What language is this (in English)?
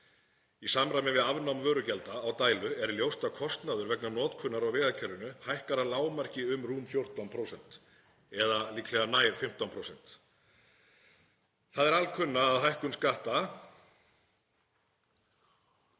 Icelandic